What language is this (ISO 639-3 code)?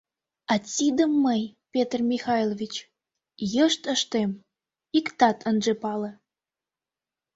chm